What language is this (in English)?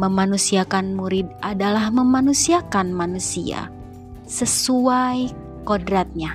Indonesian